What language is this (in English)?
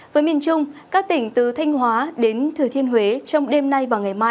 Vietnamese